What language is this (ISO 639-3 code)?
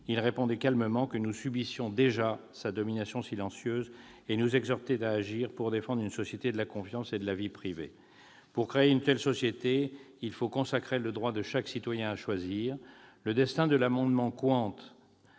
fra